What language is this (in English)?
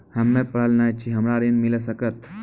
Maithili